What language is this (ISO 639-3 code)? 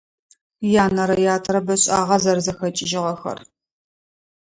ady